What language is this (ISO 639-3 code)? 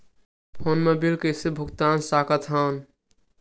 hne